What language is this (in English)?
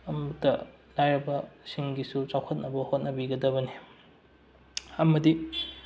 Manipuri